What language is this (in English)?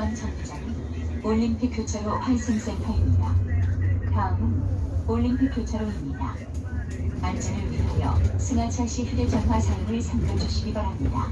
Korean